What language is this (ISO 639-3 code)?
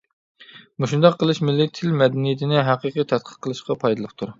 uig